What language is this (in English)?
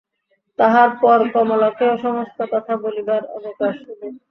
Bangla